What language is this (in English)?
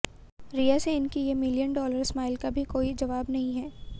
Hindi